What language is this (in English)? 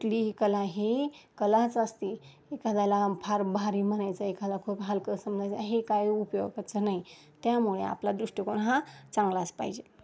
Marathi